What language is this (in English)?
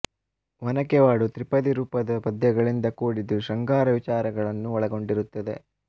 Kannada